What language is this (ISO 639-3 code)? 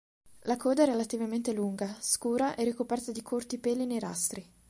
ita